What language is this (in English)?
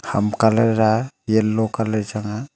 Wancho Naga